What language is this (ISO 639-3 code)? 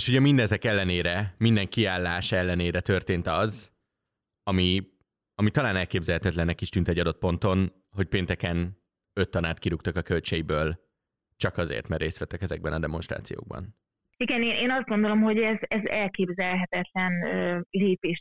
hun